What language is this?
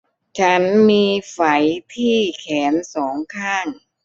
Thai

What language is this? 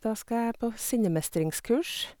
Norwegian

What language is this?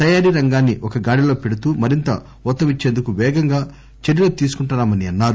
Telugu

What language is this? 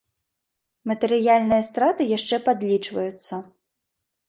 Belarusian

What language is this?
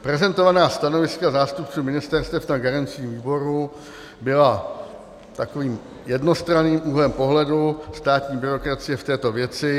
Czech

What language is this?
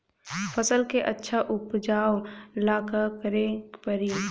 Bhojpuri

